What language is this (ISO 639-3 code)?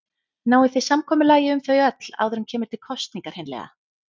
isl